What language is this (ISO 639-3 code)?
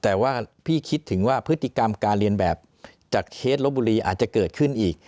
tha